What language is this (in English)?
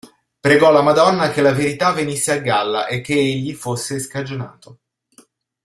Italian